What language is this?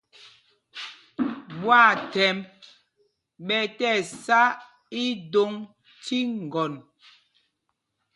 Mpumpong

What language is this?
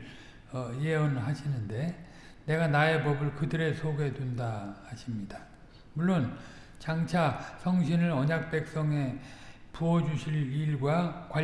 Korean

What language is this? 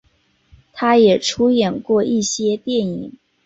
Chinese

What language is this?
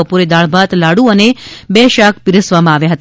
Gujarati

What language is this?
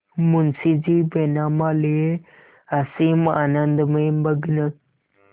Hindi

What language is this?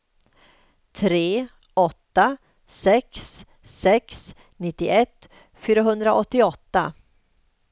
Swedish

